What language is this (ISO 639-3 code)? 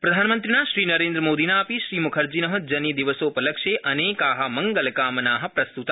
san